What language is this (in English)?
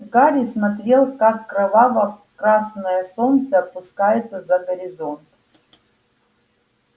Russian